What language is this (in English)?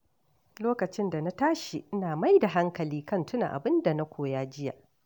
Hausa